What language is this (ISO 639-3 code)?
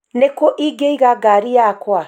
kik